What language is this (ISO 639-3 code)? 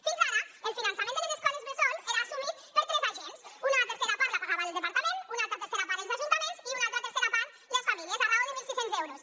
cat